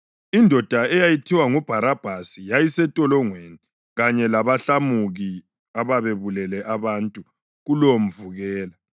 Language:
North Ndebele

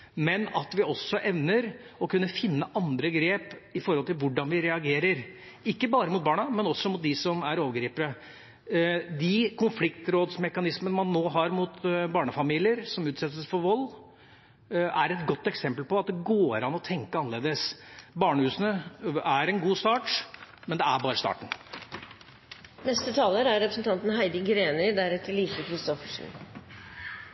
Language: Norwegian Bokmål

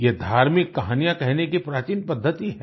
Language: Hindi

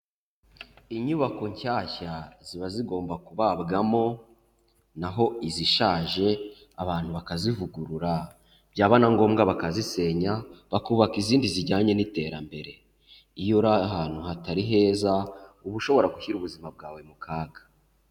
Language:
Kinyarwanda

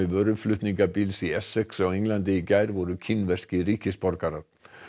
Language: Icelandic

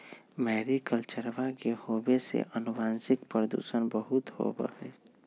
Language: Magahi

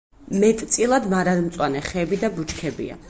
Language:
Georgian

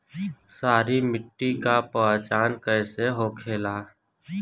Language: Bhojpuri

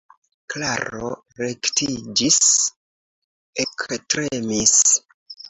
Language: Esperanto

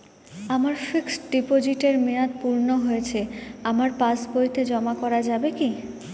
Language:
Bangla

